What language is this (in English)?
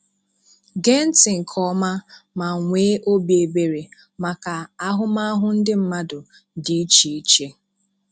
Igbo